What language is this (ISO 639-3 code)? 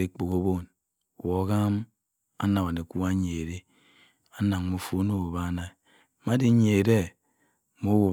mfn